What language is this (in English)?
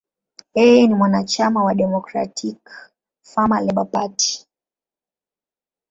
Swahili